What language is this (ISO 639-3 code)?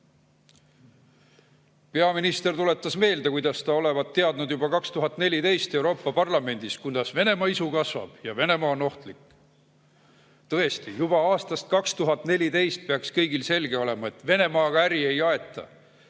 est